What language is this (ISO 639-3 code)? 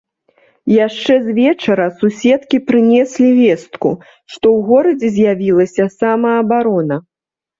bel